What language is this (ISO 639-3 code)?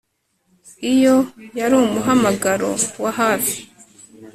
kin